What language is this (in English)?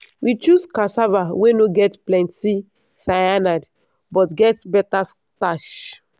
Nigerian Pidgin